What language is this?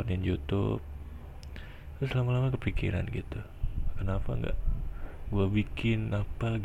Indonesian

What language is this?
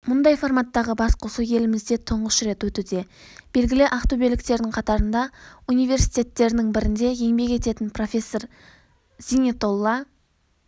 Kazakh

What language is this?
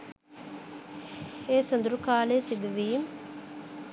Sinhala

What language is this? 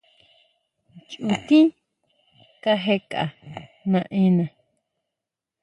Huautla Mazatec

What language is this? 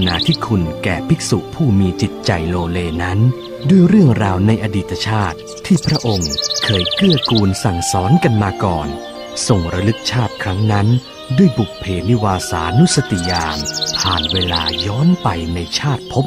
Thai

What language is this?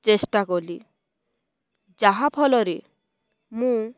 Odia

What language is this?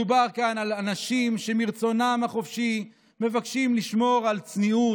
Hebrew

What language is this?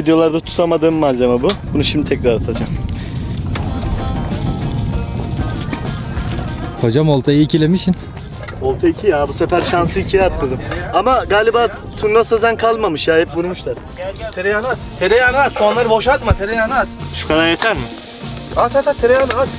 Turkish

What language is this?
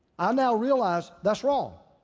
English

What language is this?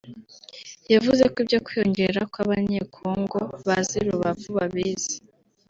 Kinyarwanda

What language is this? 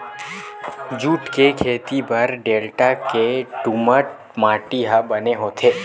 Chhattisgarhi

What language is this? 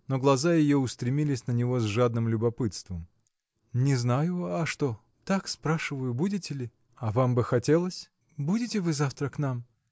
Russian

